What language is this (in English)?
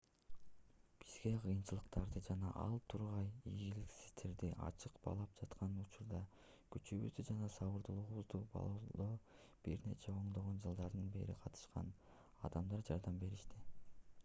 Kyrgyz